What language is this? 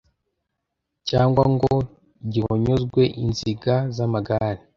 Kinyarwanda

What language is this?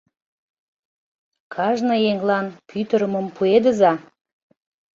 Mari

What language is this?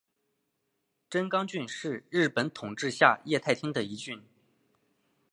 Chinese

